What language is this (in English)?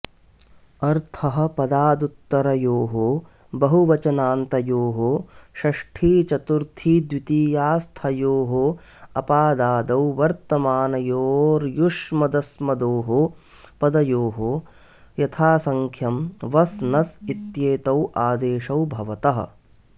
Sanskrit